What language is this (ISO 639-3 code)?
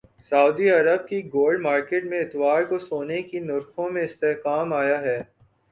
urd